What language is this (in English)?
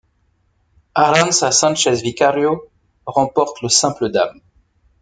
French